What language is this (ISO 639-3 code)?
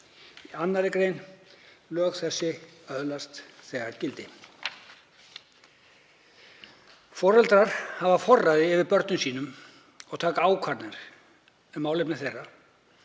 isl